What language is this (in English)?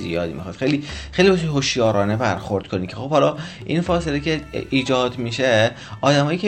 Persian